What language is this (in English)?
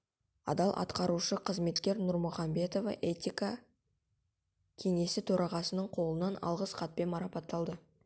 Kazakh